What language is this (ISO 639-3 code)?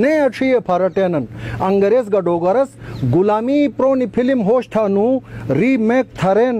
hin